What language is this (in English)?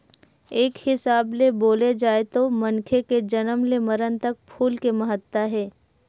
Chhattisgarhi